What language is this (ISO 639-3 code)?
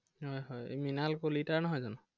asm